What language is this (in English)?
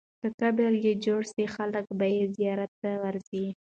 Pashto